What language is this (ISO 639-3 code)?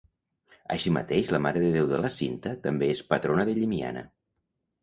cat